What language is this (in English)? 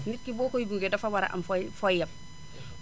Wolof